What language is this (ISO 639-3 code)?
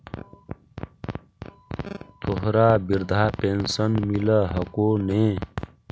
mag